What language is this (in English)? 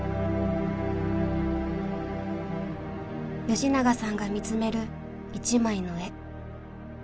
Japanese